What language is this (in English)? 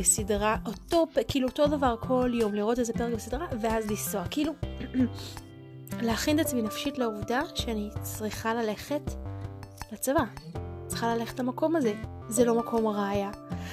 Hebrew